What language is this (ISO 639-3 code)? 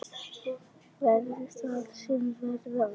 isl